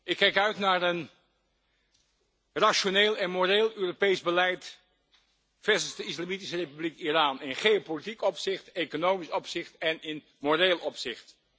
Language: Dutch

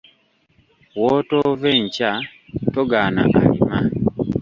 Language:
Ganda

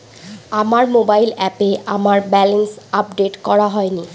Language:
Bangla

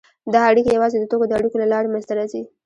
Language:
Pashto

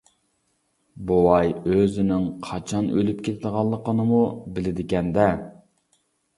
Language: Uyghur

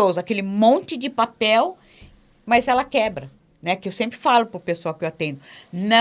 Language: Portuguese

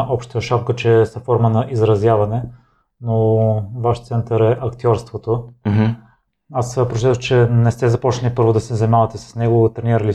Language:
Bulgarian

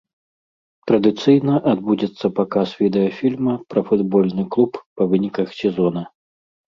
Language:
Belarusian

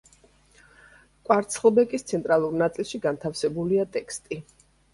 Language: Georgian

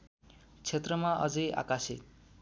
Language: Nepali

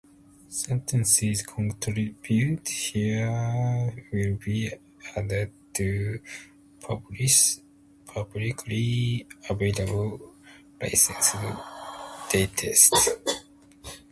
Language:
Japanese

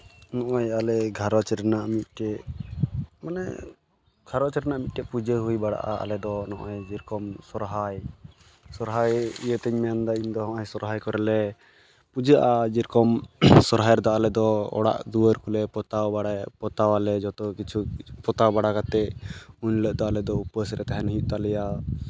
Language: Santali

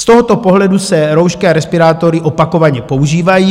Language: Czech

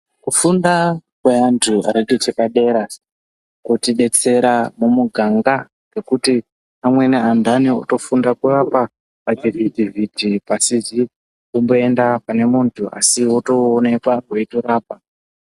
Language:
Ndau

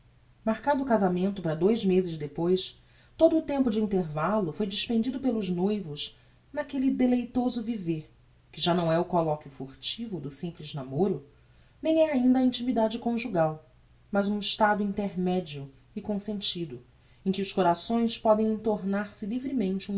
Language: Portuguese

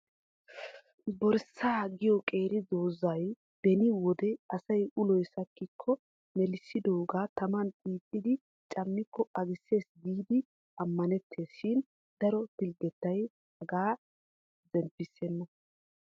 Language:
Wolaytta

